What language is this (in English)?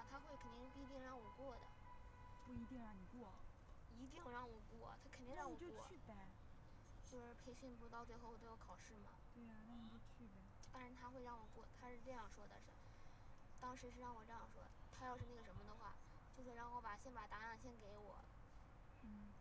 Chinese